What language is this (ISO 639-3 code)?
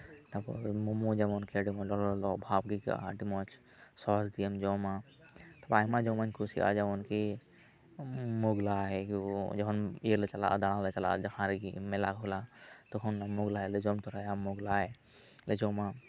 sat